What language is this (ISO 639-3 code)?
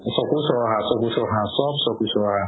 asm